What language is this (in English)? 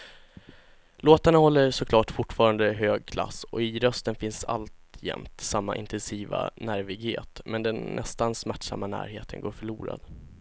Swedish